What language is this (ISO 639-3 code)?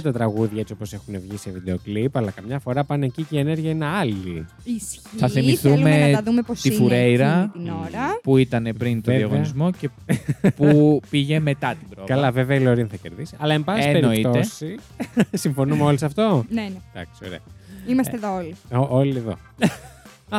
ell